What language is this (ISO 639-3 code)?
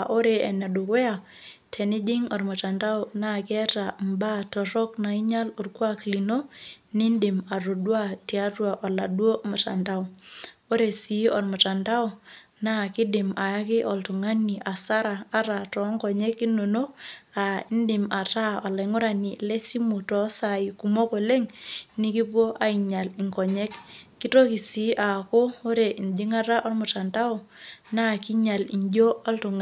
mas